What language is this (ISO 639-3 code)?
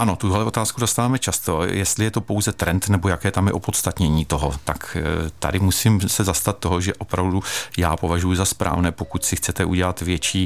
ces